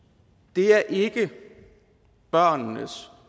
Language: Danish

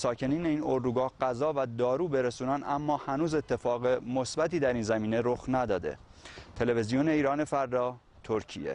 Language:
Persian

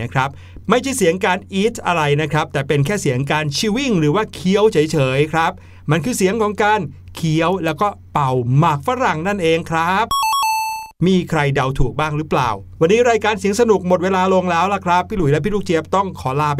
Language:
Thai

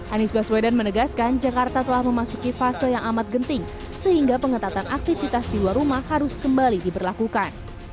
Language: Indonesian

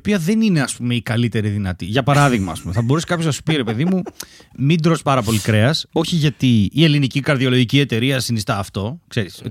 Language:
Greek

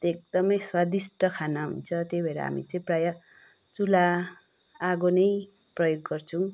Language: Nepali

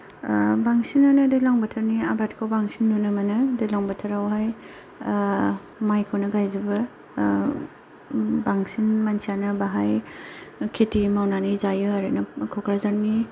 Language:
Bodo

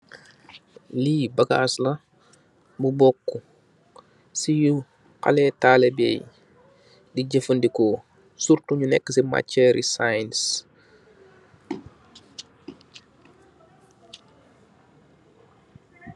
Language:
Wolof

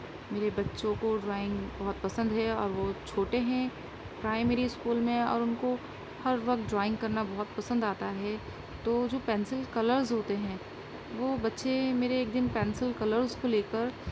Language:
Urdu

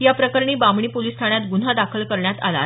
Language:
Marathi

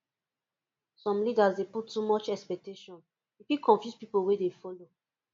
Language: Nigerian Pidgin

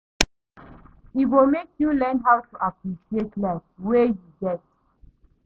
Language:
Nigerian Pidgin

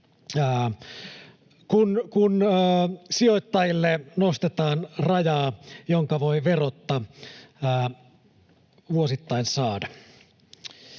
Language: Finnish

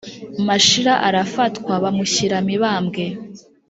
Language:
Kinyarwanda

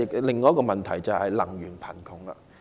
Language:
Cantonese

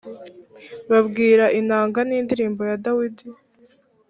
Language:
Kinyarwanda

